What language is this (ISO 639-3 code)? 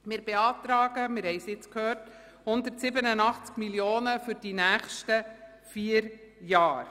gsw